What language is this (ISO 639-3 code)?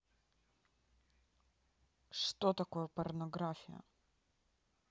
rus